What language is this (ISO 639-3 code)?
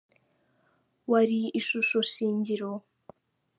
kin